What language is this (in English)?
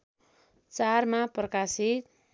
Nepali